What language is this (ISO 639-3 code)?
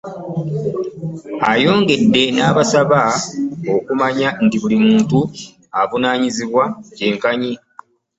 lug